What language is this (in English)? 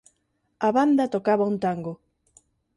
Galician